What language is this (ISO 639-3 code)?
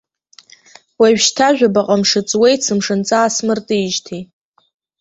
abk